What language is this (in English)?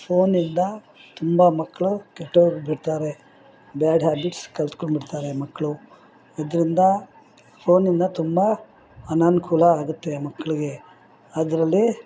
Kannada